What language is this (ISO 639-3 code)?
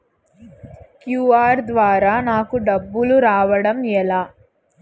tel